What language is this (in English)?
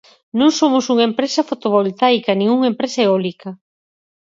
Galician